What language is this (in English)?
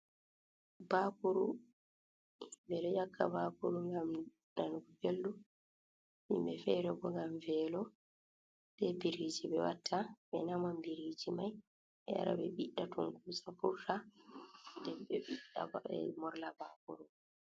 Fula